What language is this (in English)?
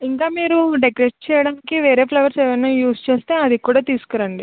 Telugu